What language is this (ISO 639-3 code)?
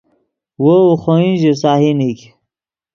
ydg